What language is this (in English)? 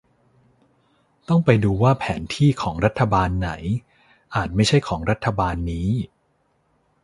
Thai